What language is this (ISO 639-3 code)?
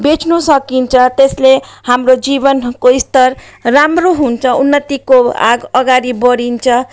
nep